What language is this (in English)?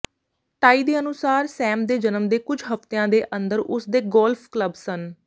Punjabi